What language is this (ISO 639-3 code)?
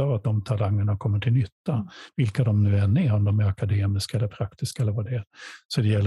swe